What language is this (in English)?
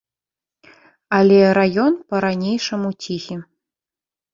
Belarusian